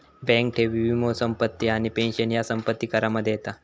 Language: Marathi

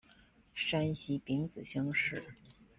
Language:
Chinese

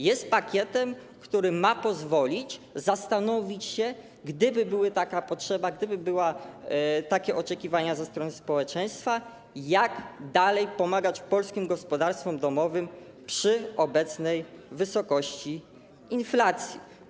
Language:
Polish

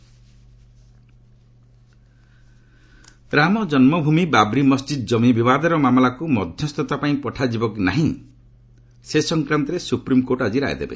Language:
Odia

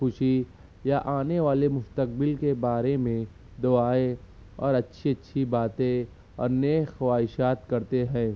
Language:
Urdu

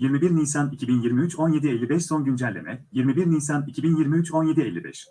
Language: Turkish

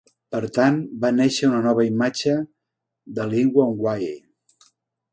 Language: Catalan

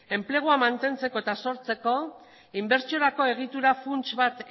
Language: Basque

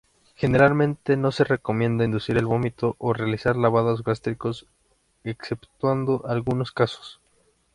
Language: Spanish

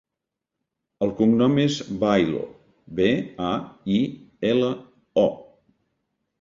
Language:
Catalan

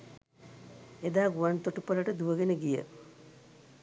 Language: Sinhala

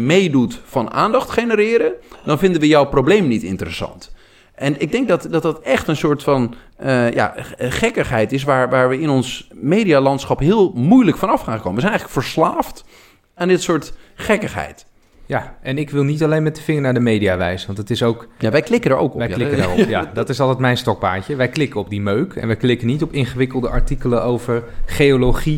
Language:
Dutch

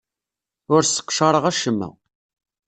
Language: Kabyle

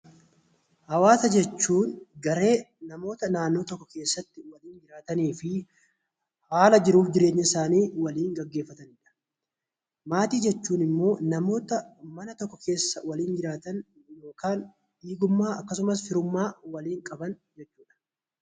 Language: Oromo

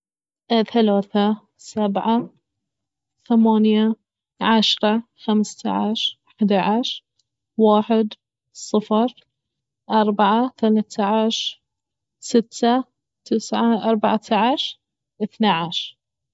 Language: Baharna Arabic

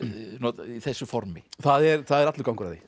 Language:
Icelandic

